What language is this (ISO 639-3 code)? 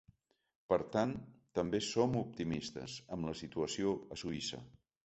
cat